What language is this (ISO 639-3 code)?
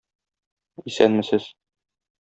tat